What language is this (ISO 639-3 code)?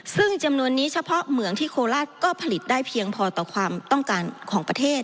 tha